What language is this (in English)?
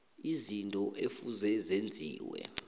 South Ndebele